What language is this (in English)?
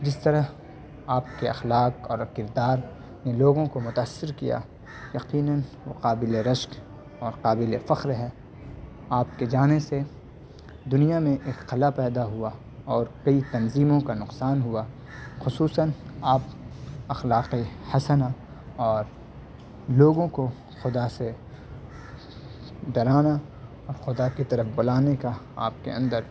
Urdu